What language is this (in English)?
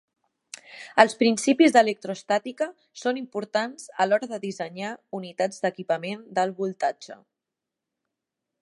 Catalan